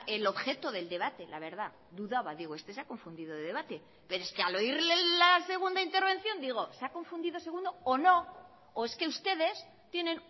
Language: Spanish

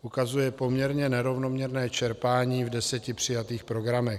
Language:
Czech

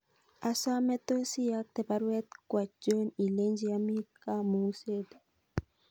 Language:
Kalenjin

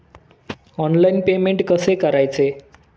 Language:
Marathi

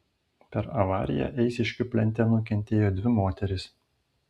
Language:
Lithuanian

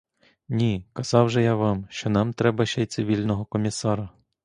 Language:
Ukrainian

